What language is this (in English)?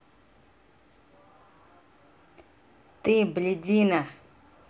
Russian